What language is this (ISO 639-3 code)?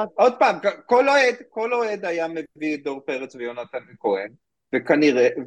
heb